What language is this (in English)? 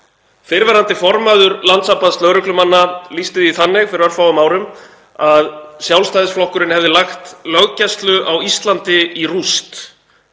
Icelandic